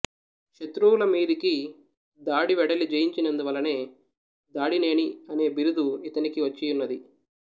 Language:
Telugu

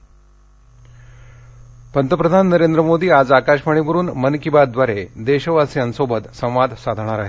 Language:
Marathi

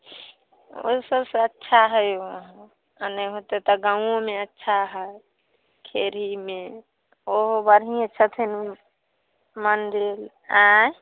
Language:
Maithili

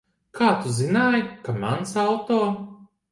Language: Latvian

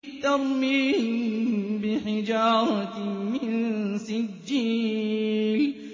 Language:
Arabic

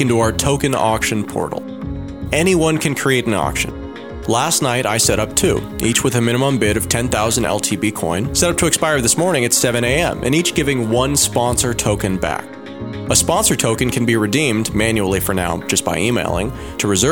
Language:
English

